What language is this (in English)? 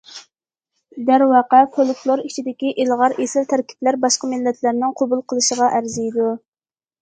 Uyghur